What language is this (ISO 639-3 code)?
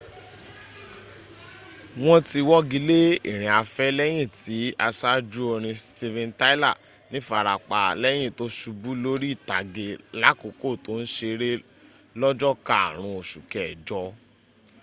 yor